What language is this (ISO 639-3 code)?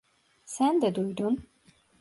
tur